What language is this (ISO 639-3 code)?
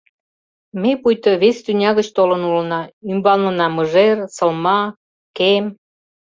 chm